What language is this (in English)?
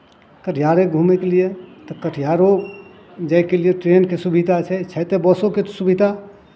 Maithili